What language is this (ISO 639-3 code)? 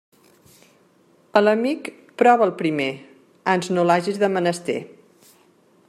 cat